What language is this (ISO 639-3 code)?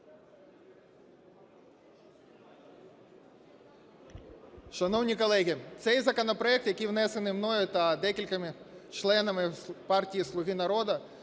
ukr